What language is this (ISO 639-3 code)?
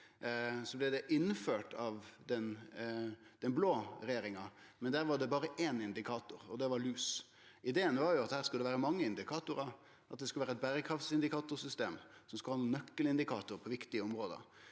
nor